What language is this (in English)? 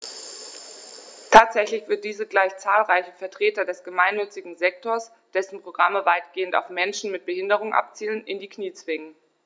German